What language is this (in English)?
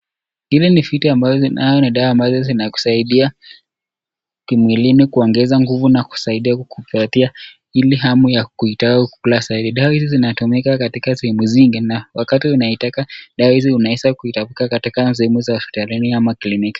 Swahili